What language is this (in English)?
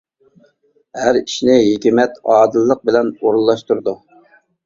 Uyghur